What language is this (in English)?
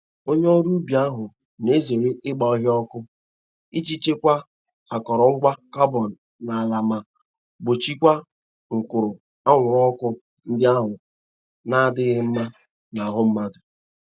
Igbo